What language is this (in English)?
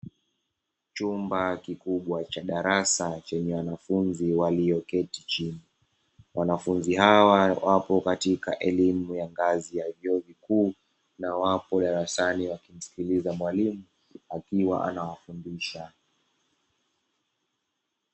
Swahili